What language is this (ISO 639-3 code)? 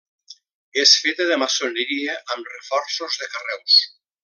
cat